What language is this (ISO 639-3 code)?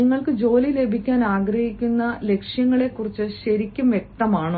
mal